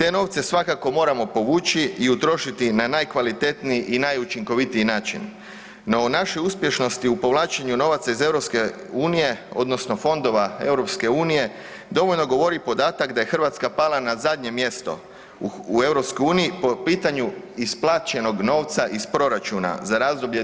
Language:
Croatian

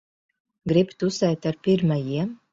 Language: Latvian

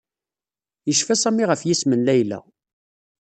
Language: Kabyle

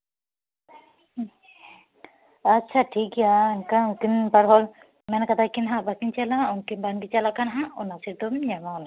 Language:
Santali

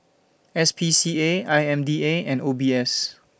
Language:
English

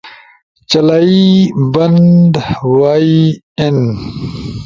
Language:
Ushojo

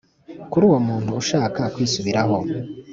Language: Kinyarwanda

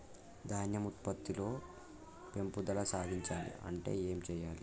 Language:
Telugu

